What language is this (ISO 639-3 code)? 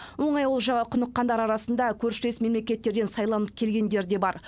kaz